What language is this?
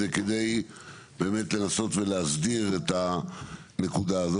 Hebrew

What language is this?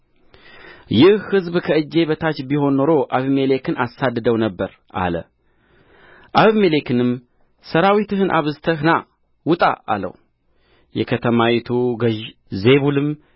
Amharic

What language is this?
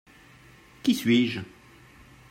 French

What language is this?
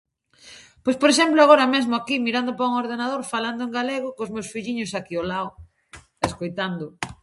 Galician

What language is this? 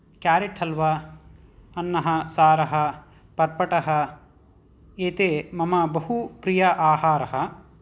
Sanskrit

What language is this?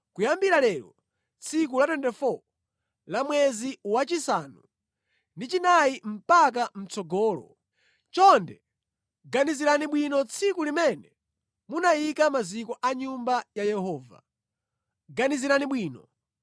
Nyanja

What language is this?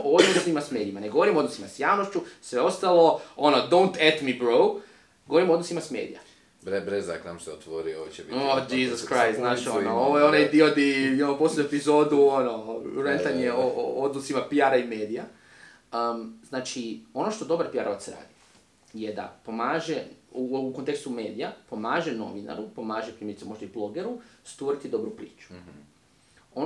Croatian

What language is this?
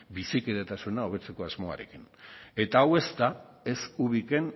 Basque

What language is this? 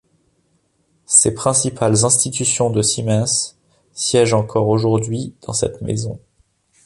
French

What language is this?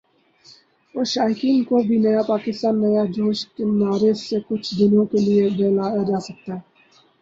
Urdu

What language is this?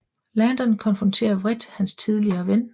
Danish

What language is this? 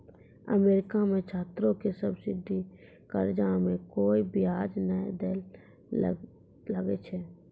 Maithili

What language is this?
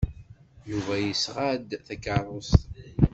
Kabyle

